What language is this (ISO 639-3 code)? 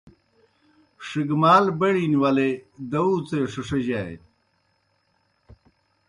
plk